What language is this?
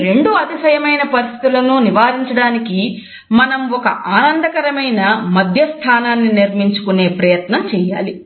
Telugu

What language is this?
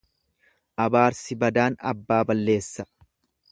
Oromo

